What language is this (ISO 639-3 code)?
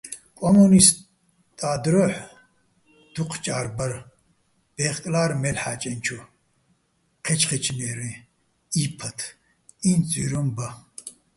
bbl